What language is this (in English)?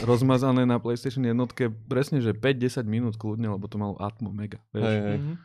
Slovak